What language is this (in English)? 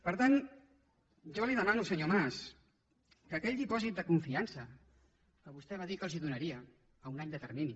Catalan